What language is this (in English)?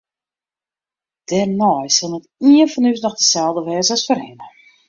Western Frisian